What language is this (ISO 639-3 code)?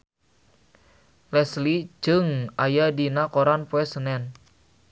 sun